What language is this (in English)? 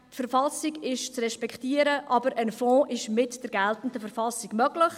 Swiss German